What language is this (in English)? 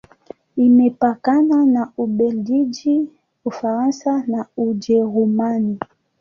Swahili